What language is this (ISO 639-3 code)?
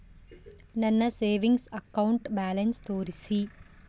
kan